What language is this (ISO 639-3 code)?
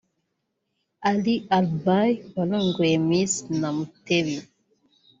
kin